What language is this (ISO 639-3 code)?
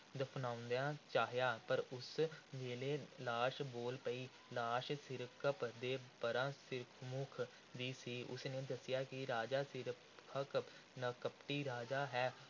pan